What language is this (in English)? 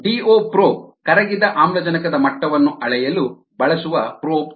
Kannada